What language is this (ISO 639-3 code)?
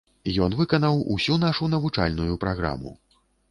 bel